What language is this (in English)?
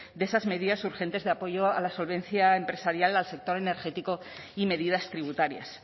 Spanish